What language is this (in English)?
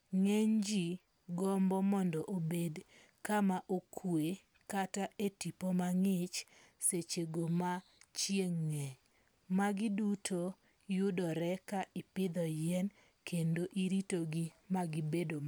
Luo (Kenya and Tanzania)